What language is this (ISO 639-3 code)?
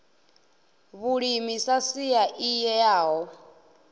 ven